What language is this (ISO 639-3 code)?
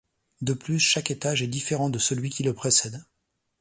fra